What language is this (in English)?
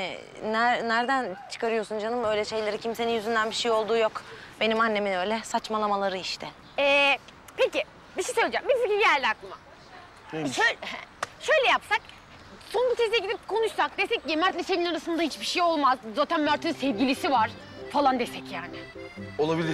Turkish